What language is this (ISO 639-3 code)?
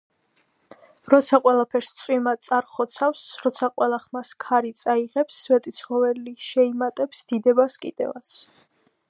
kat